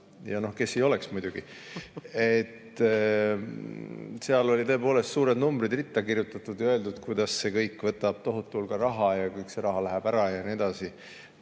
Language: Estonian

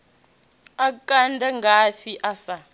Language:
Venda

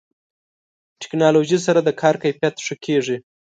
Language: Pashto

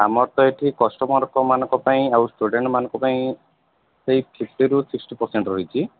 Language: Odia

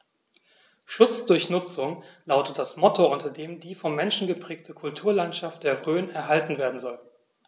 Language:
German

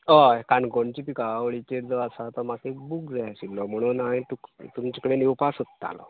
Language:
Konkani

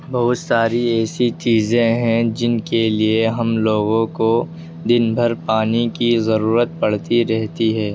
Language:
Urdu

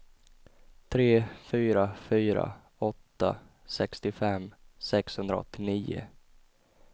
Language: Swedish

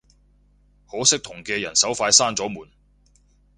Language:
Cantonese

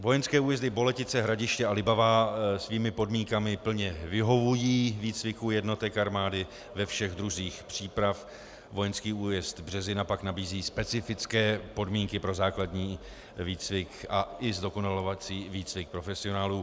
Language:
Czech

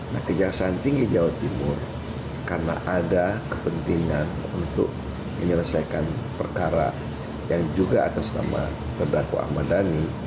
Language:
Indonesian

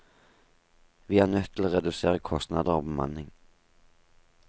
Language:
Norwegian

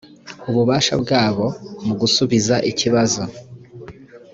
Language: Kinyarwanda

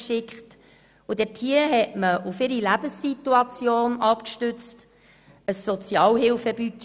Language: Swiss German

